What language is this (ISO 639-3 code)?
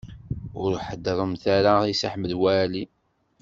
kab